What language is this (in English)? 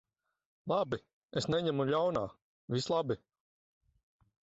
Latvian